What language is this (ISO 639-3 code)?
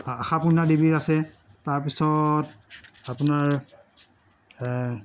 asm